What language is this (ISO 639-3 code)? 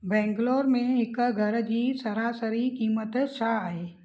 snd